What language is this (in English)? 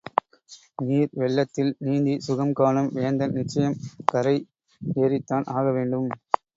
Tamil